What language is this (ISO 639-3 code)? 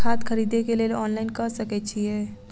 mai